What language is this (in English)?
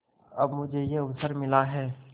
Hindi